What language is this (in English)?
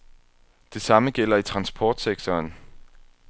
Danish